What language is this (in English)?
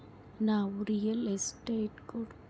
Kannada